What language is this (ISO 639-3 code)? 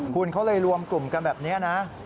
tha